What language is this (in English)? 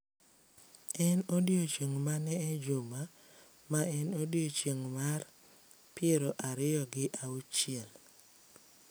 Luo (Kenya and Tanzania)